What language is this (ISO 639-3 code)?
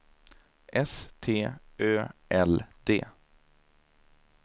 swe